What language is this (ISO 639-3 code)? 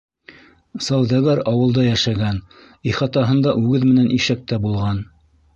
bak